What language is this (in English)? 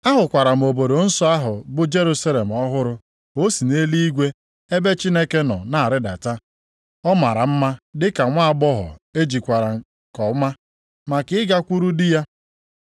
Igbo